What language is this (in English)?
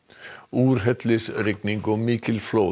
Icelandic